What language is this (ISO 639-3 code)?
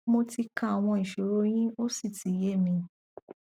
yor